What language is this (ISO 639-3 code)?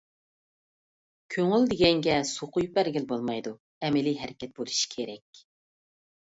uig